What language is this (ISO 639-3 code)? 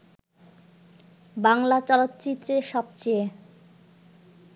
ben